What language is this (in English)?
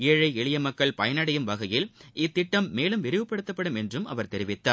Tamil